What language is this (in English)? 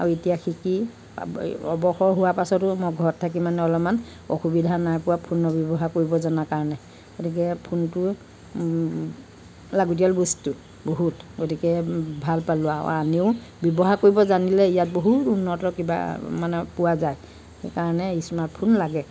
Assamese